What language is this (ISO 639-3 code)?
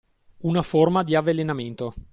ita